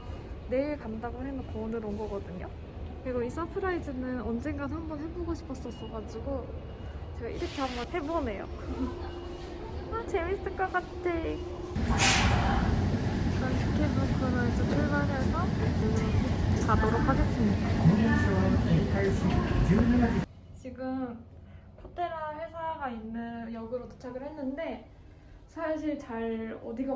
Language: Korean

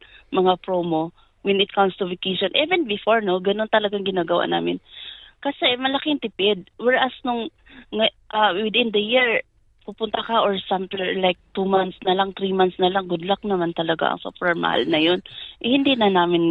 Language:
Filipino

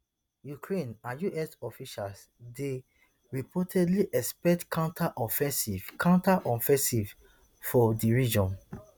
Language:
Nigerian Pidgin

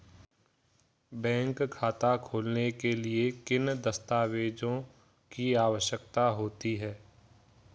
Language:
Hindi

